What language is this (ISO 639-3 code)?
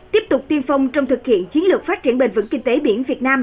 vie